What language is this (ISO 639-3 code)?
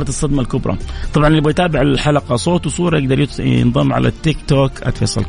ara